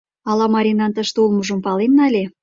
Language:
Mari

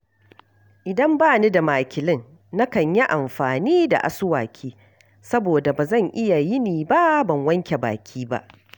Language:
Hausa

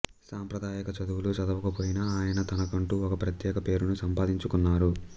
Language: Telugu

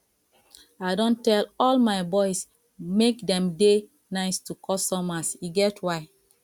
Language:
Nigerian Pidgin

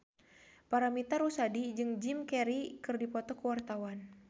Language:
Sundanese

